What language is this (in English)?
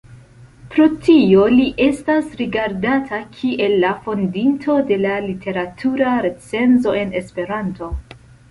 Esperanto